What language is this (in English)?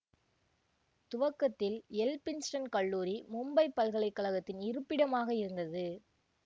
Tamil